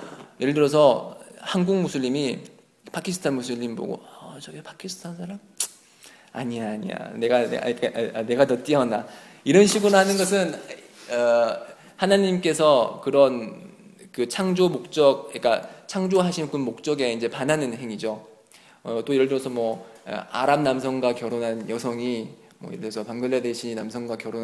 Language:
Korean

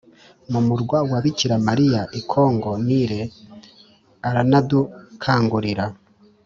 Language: Kinyarwanda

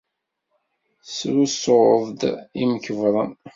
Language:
Kabyle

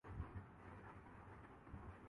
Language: Urdu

